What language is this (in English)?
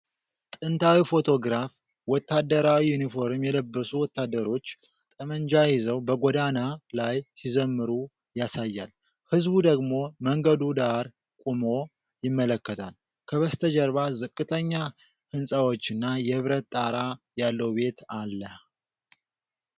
Amharic